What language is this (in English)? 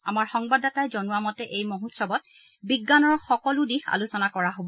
Assamese